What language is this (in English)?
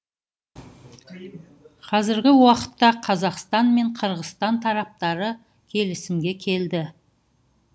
Kazakh